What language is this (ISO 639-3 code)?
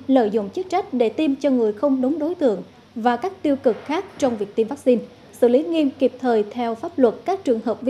vie